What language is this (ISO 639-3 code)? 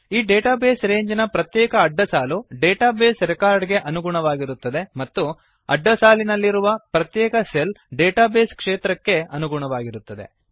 kan